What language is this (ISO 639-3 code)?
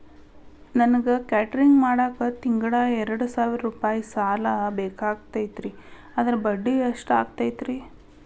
kan